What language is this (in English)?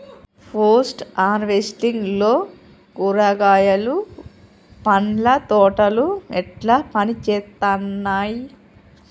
Telugu